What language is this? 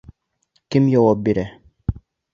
Bashkir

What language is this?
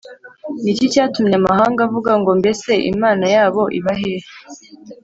Kinyarwanda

